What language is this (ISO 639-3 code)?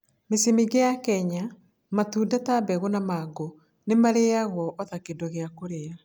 kik